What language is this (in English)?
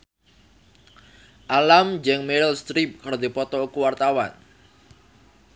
Sundanese